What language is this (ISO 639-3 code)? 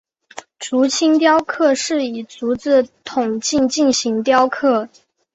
zho